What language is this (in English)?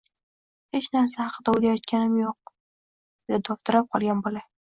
Uzbek